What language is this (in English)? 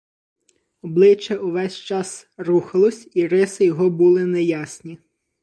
Ukrainian